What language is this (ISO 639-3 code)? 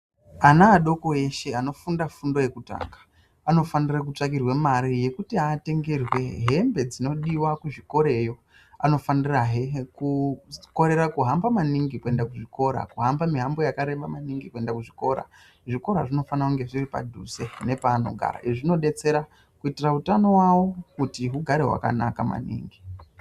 ndc